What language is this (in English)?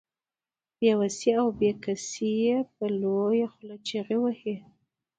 Pashto